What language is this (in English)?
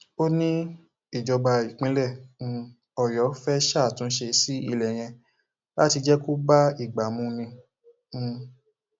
Yoruba